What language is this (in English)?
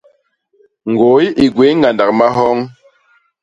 Basaa